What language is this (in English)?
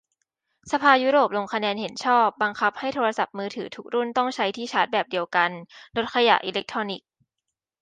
Thai